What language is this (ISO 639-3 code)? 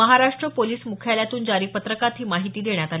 mar